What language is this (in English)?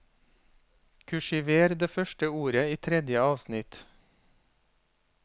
Norwegian